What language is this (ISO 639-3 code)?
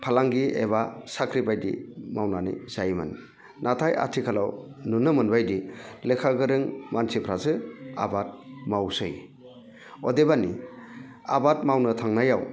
brx